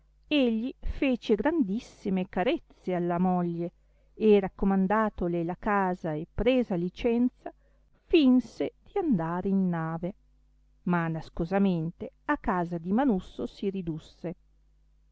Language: Italian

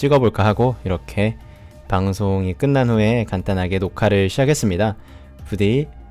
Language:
Korean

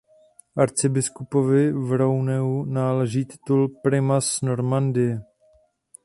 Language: Czech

